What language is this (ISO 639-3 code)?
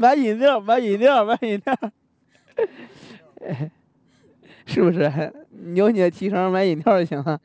zho